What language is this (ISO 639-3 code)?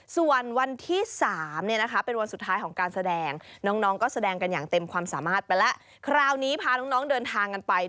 tha